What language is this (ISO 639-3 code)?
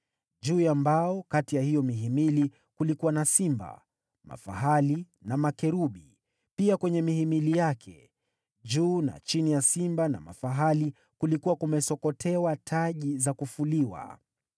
swa